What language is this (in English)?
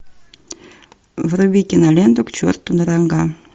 Russian